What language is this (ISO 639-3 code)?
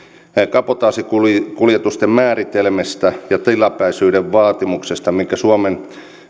fin